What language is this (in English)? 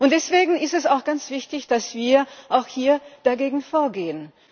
German